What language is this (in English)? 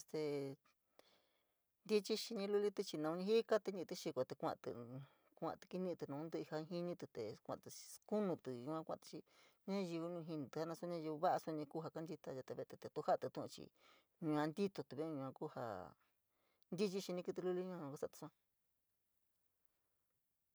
San Miguel El Grande Mixtec